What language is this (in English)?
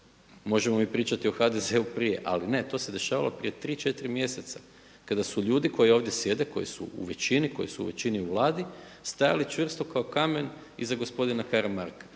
Croatian